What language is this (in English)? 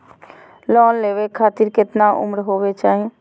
Magahi